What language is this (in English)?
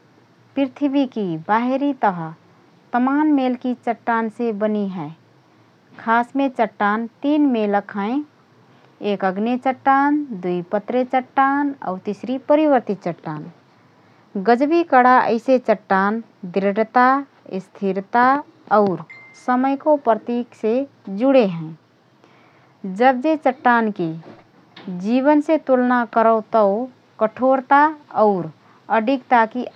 Rana Tharu